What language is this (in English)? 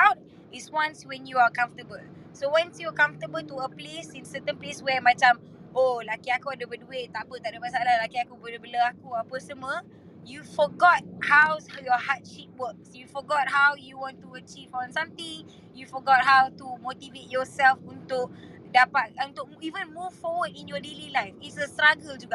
Malay